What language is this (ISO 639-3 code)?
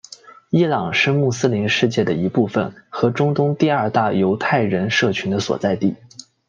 zho